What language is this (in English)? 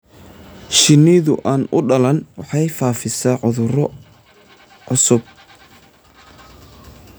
Somali